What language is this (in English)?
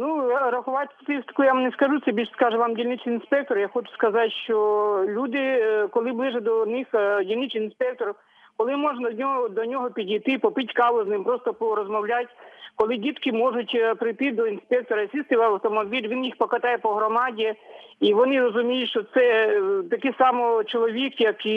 Ukrainian